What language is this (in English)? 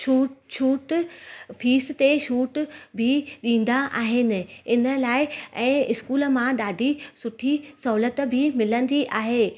Sindhi